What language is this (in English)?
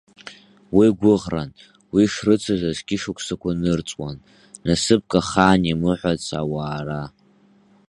Abkhazian